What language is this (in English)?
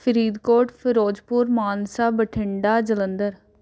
Punjabi